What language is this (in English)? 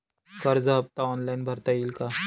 Marathi